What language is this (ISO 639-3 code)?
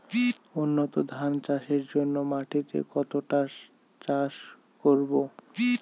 ben